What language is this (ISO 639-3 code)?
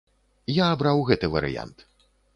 bel